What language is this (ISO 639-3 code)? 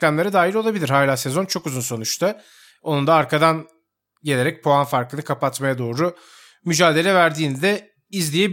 tur